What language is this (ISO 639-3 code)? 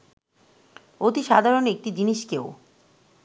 ben